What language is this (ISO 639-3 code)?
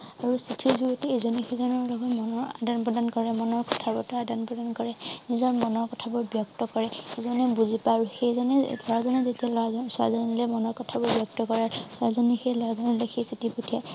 asm